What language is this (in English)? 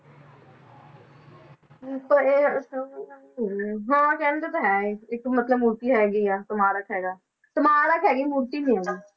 Punjabi